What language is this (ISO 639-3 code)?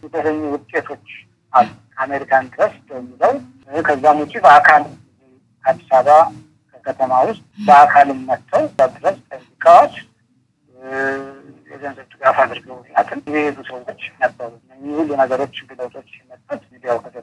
ara